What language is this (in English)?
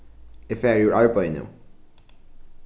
Faroese